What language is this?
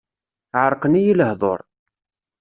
Kabyle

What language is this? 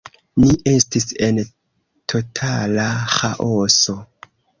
Esperanto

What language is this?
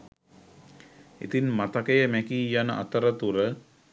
Sinhala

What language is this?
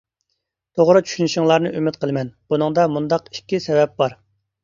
Uyghur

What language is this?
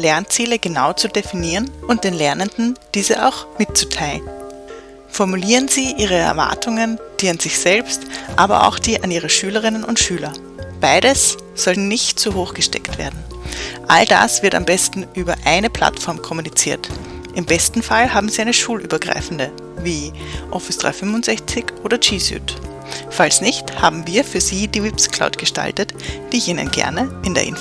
German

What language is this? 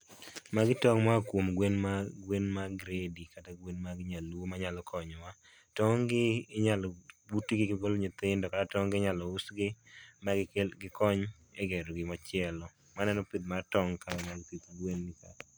Luo (Kenya and Tanzania)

